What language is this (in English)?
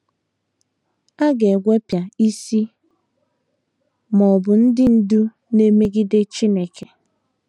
Igbo